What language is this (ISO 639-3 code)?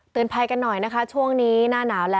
tha